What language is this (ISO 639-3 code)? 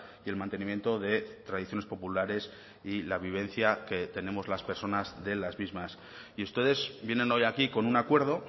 spa